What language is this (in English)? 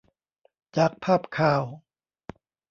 Thai